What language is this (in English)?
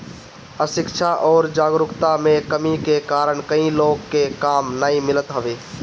Bhojpuri